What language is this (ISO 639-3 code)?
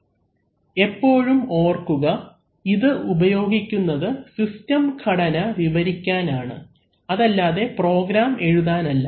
mal